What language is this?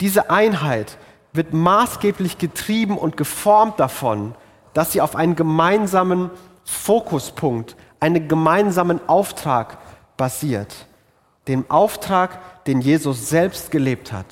German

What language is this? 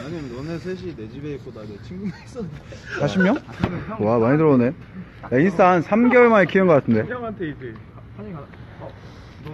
Korean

